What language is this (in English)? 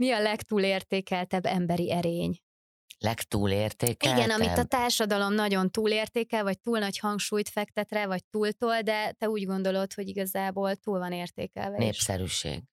Hungarian